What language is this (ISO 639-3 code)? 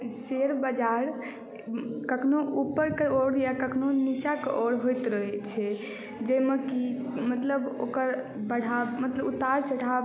mai